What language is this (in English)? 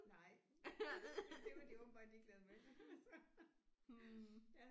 Danish